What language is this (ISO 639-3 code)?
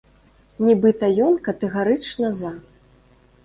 bel